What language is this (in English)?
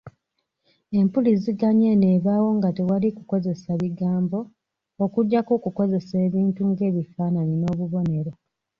Ganda